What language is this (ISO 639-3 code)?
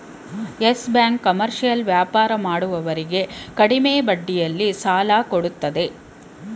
kan